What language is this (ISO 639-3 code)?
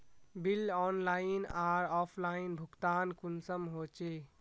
mag